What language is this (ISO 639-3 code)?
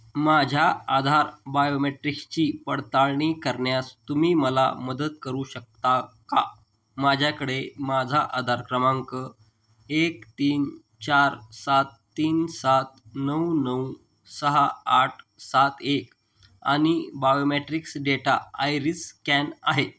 mar